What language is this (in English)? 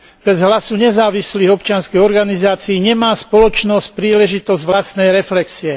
Slovak